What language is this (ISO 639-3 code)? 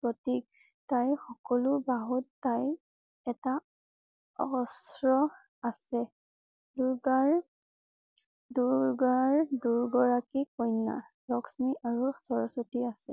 asm